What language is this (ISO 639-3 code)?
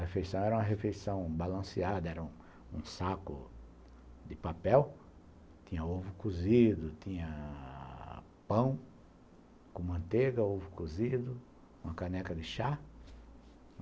por